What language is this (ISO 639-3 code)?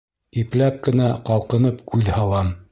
bak